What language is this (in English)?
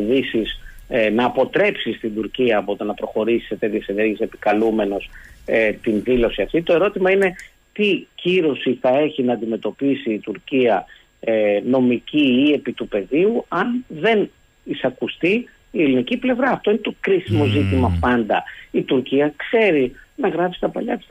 Greek